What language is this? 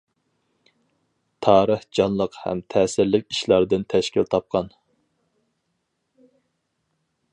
Uyghur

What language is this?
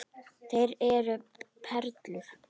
Icelandic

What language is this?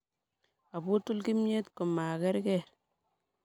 Kalenjin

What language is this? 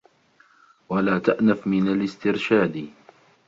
Arabic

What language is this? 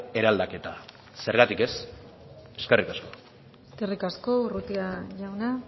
Basque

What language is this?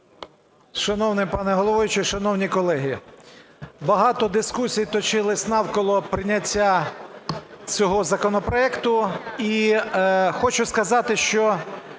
Ukrainian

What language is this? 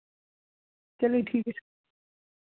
Hindi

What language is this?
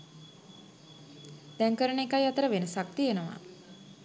Sinhala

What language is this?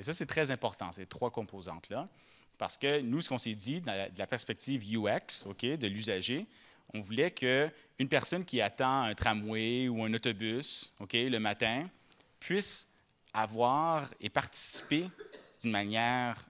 French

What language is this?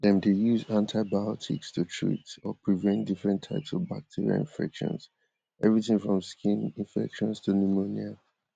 Nigerian Pidgin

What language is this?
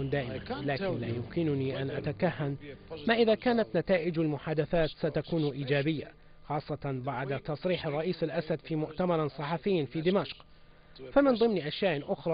Arabic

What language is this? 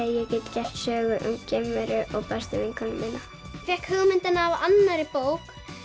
Icelandic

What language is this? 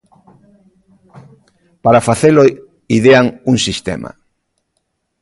Galician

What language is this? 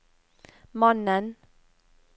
Norwegian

